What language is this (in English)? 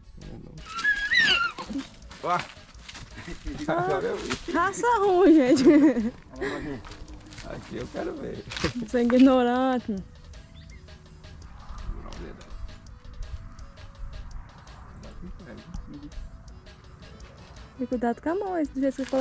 Portuguese